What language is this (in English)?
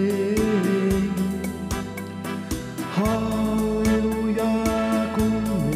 Finnish